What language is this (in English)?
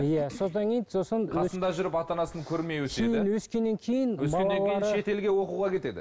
Kazakh